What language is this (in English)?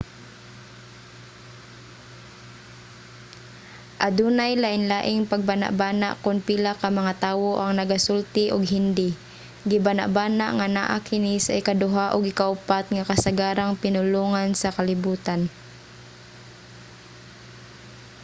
Cebuano